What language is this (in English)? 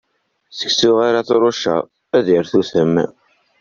Kabyle